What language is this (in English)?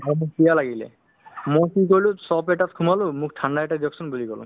Assamese